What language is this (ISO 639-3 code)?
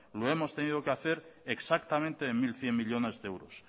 spa